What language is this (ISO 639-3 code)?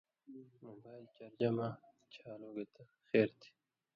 mvy